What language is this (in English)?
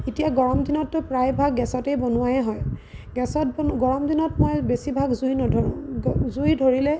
Assamese